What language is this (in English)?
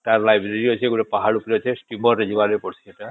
Odia